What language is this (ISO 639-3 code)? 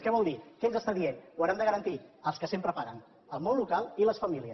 cat